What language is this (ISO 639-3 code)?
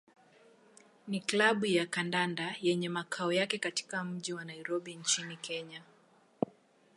swa